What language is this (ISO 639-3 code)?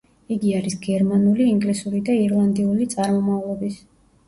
kat